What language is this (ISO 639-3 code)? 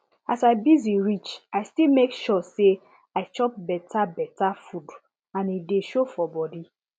pcm